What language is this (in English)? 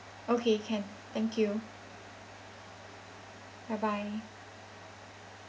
English